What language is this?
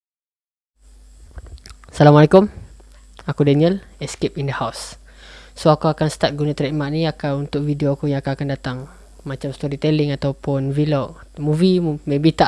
Malay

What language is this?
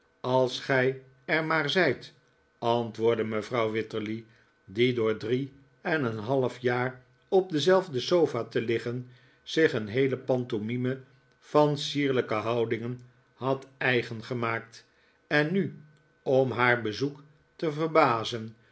Dutch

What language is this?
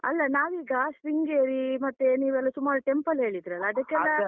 Kannada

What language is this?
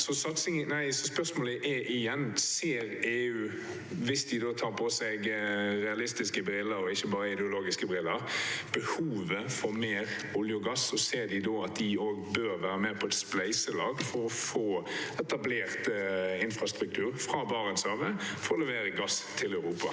Norwegian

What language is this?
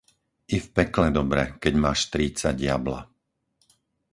Slovak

